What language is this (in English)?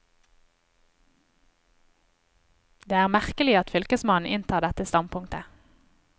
Norwegian